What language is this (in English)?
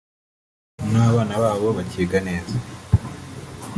Kinyarwanda